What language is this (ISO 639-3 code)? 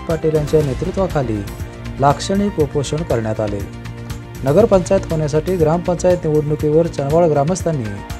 ind